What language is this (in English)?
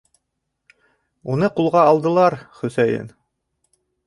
Bashkir